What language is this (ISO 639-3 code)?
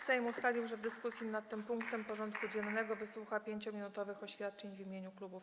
pol